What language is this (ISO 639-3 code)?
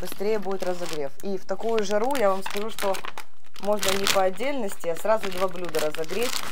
rus